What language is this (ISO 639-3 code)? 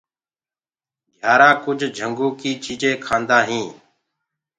ggg